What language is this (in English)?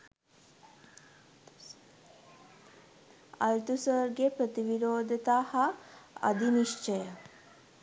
Sinhala